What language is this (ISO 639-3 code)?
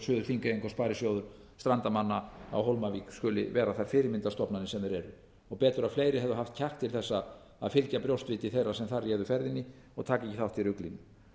isl